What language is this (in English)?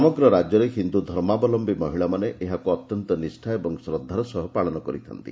Odia